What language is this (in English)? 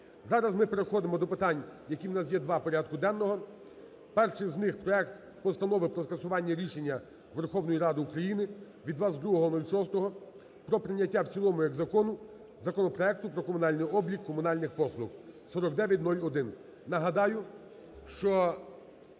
Ukrainian